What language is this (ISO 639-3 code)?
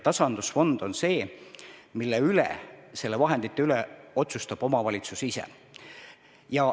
est